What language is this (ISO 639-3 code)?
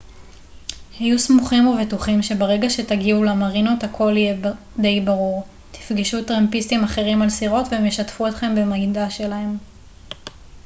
heb